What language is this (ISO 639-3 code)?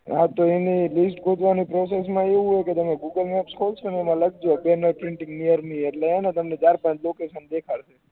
guj